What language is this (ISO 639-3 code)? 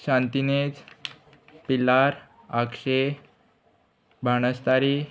kok